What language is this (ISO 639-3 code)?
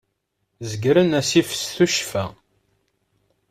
kab